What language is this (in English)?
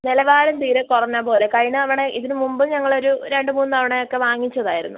Malayalam